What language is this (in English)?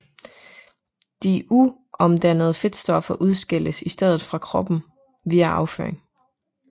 Danish